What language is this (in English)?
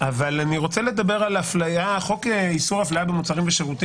Hebrew